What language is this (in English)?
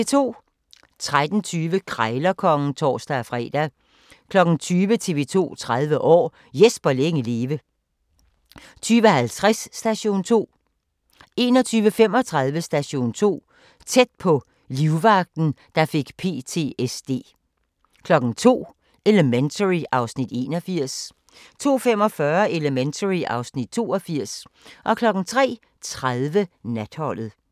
Danish